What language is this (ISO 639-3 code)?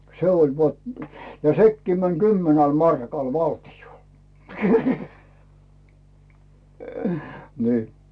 fin